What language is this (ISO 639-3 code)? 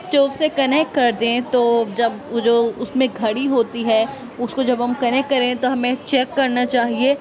urd